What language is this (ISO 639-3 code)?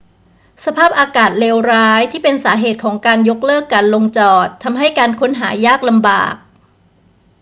tha